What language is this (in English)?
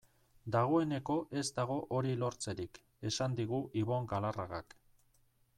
Basque